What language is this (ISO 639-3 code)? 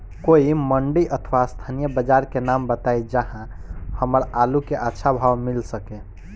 bho